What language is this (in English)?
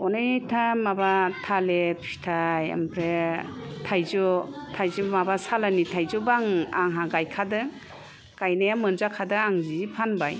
Bodo